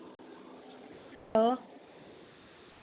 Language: Dogri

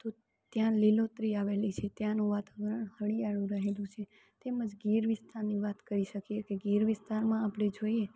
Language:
Gujarati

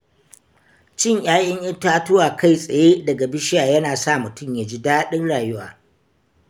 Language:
Hausa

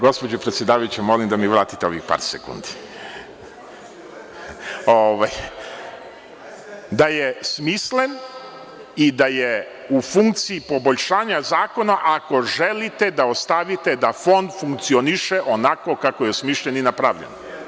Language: Serbian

